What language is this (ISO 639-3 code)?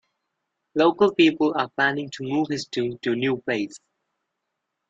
eng